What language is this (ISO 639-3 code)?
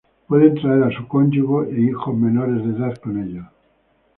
spa